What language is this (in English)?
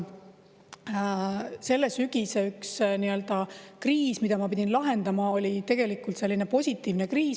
Estonian